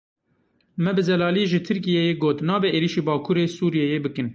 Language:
Kurdish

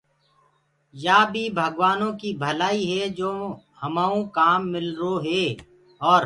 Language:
Gurgula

